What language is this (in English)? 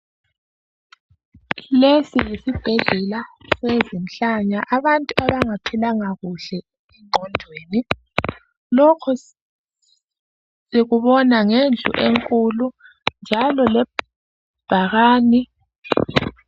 North Ndebele